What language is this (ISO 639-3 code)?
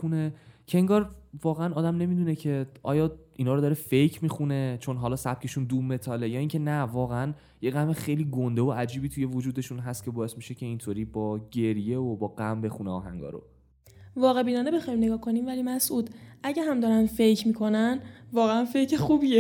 fas